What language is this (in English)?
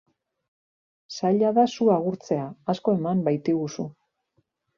Basque